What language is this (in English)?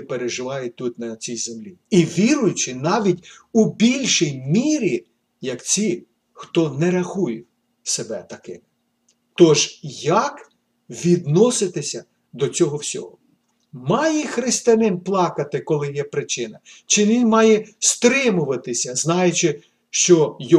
Ukrainian